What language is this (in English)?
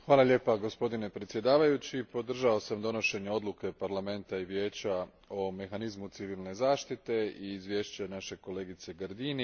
Croatian